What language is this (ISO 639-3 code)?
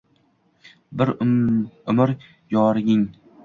uzb